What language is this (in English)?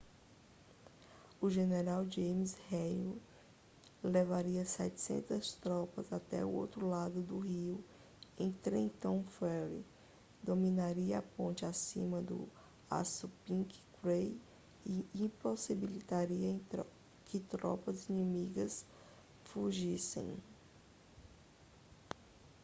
Portuguese